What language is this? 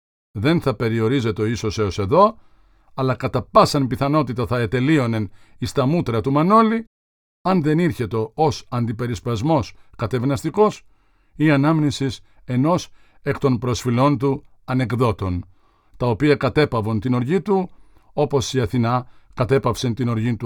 Greek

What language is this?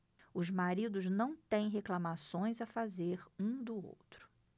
Portuguese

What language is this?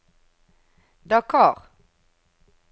Norwegian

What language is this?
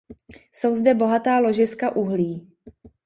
Czech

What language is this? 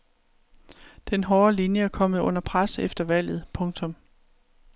Danish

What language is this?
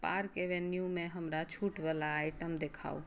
Maithili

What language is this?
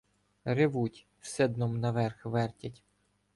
Ukrainian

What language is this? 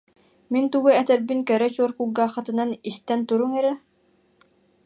Yakut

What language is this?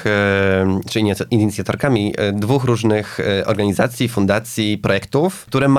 Polish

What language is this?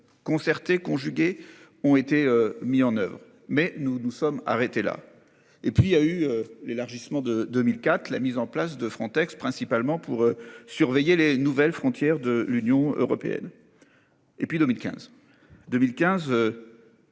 French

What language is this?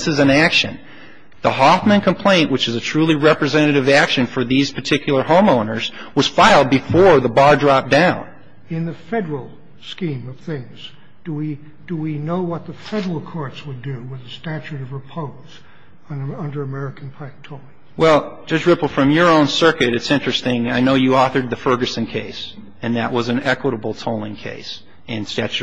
English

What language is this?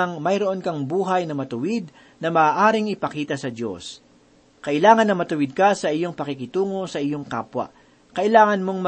Filipino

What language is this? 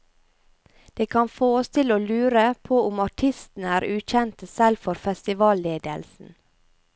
Norwegian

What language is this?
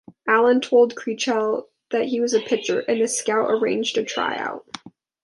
English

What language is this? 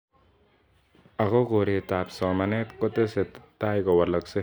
Kalenjin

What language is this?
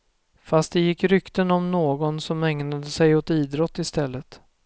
Swedish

